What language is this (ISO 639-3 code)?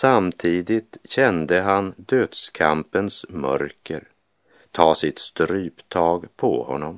swe